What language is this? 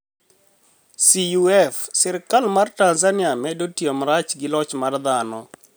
Luo (Kenya and Tanzania)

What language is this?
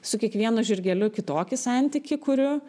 Lithuanian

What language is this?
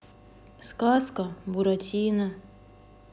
Russian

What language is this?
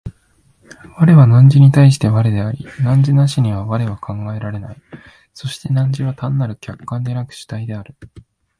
Japanese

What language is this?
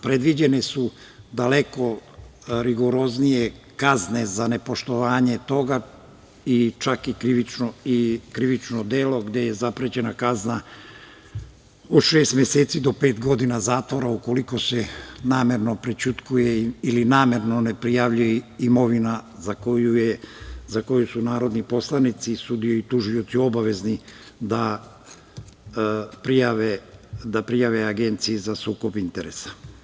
Serbian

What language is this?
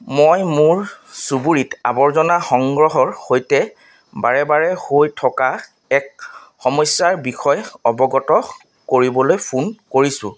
Assamese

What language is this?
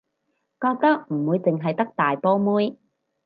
Cantonese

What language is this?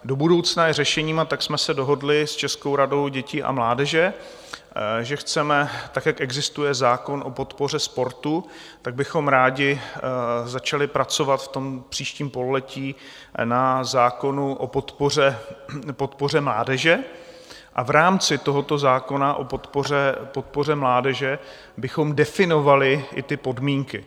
Czech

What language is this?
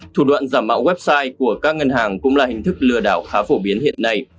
Vietnamese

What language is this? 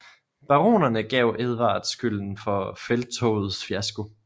Danish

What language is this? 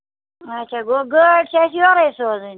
Kashmiri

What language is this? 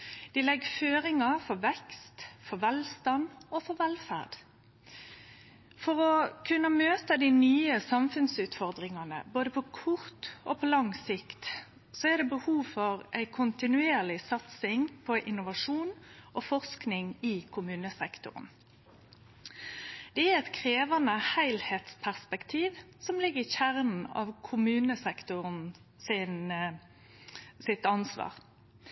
Norwegian Nynorsk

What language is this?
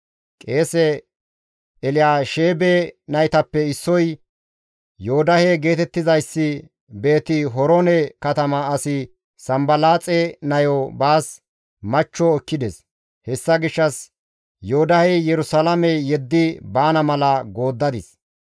Gamo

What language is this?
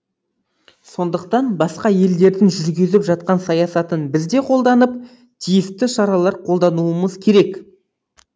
Kazakh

